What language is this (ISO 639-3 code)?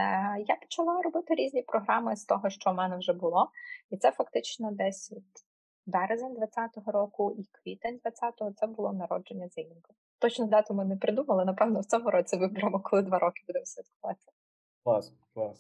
ukr